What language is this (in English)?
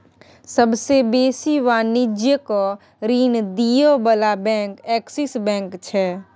Maithili